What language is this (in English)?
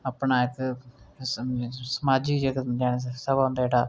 Dogri